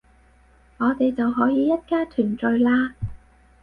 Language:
Cantonese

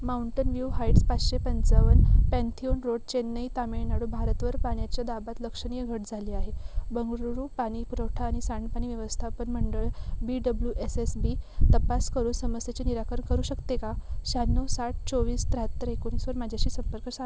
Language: Marathi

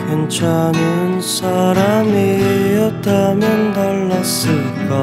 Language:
Korean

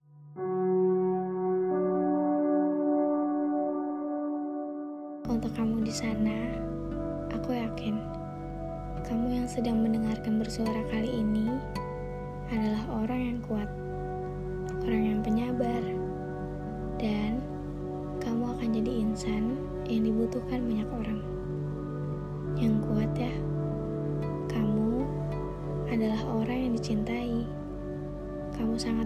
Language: Indonesian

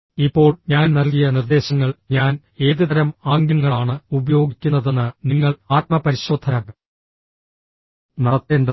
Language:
Malayalam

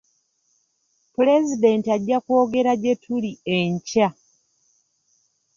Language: Ganda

